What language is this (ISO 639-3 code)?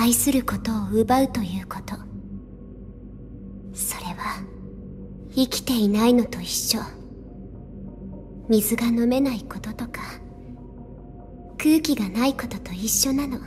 jpn